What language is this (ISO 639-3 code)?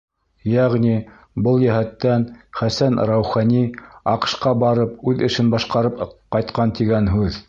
bak